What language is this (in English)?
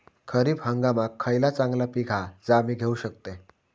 Marathi